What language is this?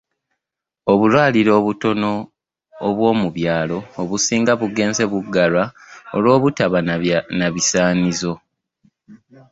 Ganda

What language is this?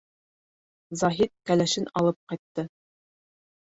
Bashkir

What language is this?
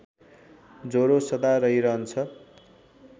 Nepali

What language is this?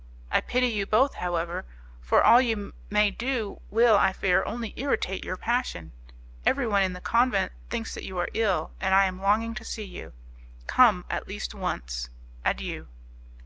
English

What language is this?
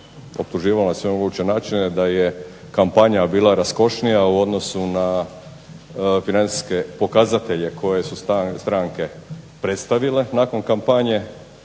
Croatian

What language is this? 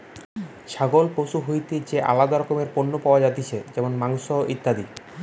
Bangla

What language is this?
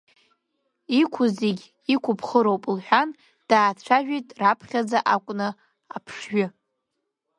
Abkhazian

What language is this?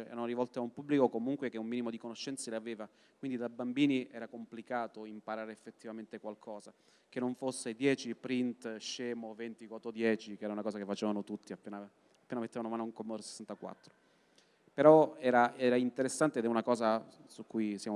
Italian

